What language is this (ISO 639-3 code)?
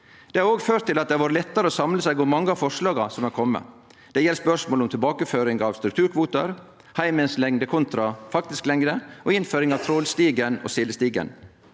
nor